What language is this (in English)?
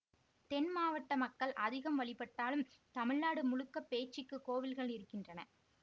Tamil